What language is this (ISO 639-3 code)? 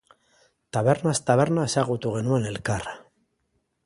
eus